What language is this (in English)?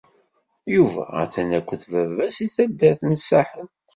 Kabyle